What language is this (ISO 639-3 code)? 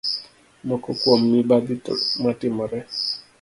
luo